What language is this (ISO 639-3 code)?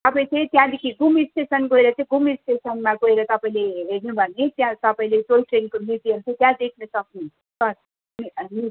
nep